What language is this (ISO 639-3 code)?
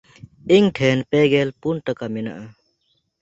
sat